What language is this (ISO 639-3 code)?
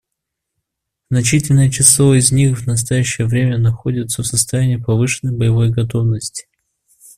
rus